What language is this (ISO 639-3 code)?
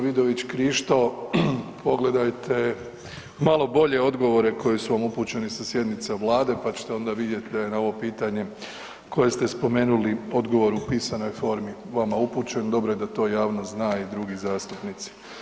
hrv